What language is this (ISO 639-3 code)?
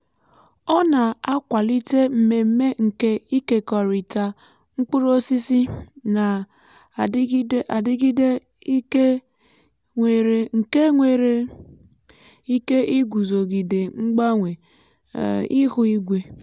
ibo